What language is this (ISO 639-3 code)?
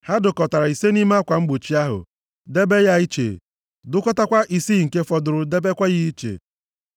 ibo